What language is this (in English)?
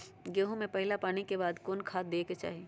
Magahi